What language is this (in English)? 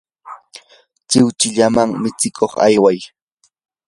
Yanahuanca Pasco Quechua